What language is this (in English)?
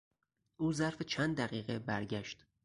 Persian